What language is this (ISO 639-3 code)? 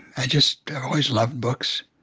eng